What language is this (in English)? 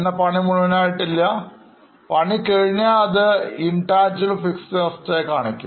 Malayalam